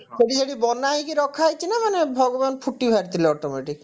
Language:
Odia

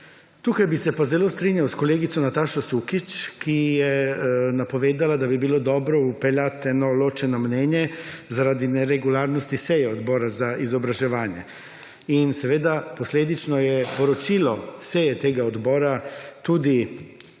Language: Slovenian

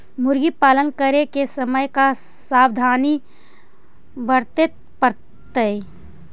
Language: Magahi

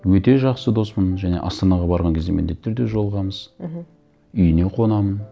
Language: Kazakh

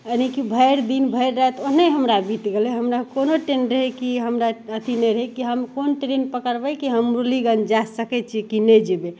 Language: Maithili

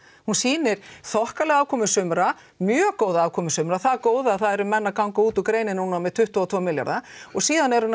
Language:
Icelandic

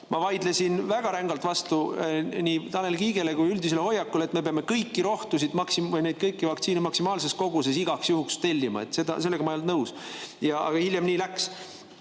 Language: Estonian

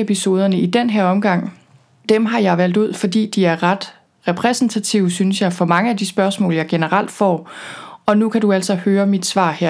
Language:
Danish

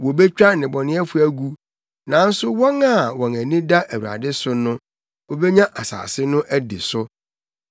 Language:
Akan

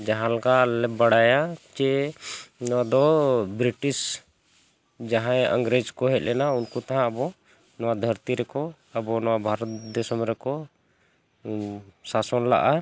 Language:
Santali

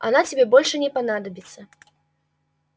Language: Russian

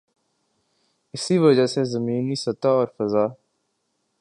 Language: Urdu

